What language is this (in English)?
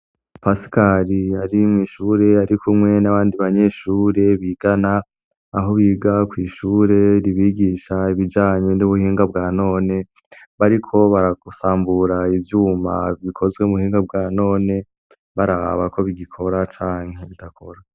Rundi